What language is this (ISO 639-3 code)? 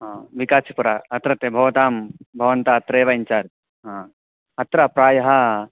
san